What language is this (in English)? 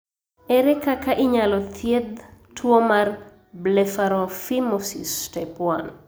Luo (Kenya and Tanzania)